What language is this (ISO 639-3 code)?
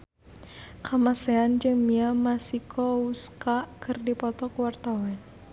sun